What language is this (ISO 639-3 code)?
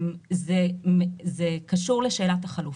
heb